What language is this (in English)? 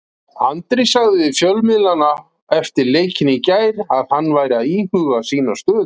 Icelandic